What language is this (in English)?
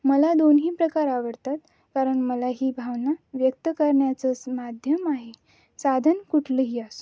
Marathi